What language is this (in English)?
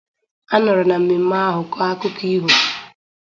Igbo